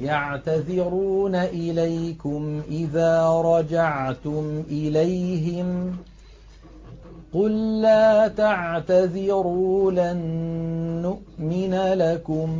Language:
Arabic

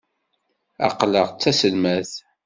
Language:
Kabyle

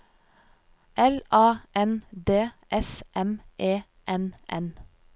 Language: Norwegian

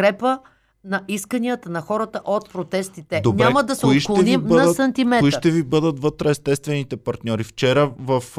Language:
Bulgarian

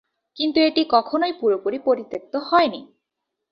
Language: Bangla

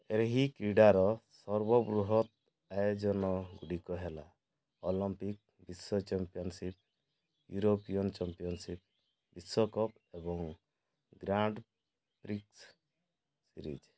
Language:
Odia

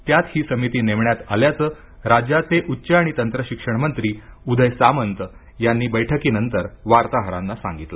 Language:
Marathi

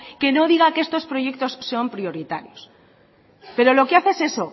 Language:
Spanish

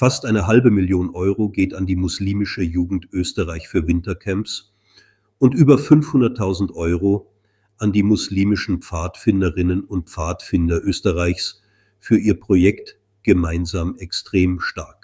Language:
German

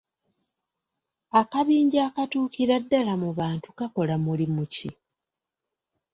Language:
Ganda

